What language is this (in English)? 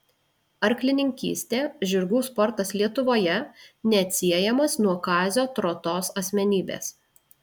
Lithuanian